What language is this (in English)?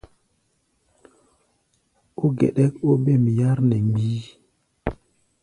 Gbaya